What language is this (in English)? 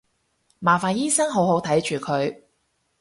Cantonese